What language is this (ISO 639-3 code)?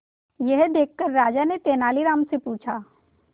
hin